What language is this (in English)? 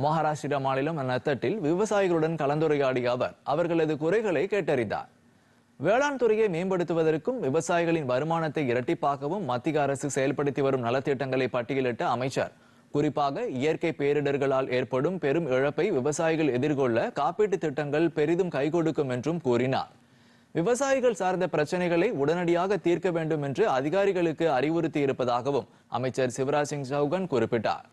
Tamil